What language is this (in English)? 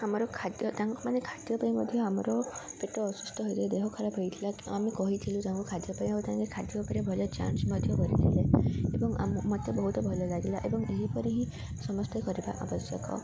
Odia